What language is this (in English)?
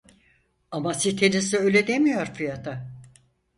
Turkish